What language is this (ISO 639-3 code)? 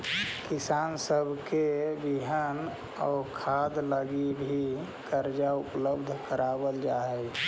mag